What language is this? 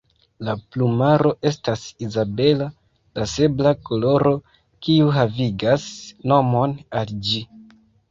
Esperanto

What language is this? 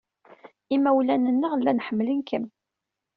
Kabyle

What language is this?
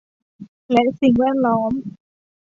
Thai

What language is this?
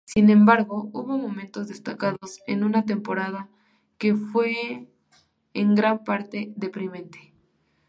Spanish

